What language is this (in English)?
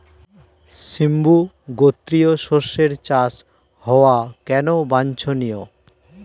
Bangla